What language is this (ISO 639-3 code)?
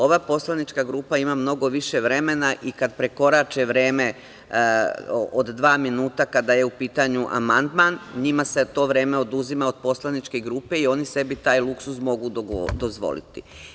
srp